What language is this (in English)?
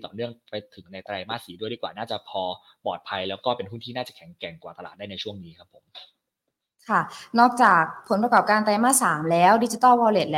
Thai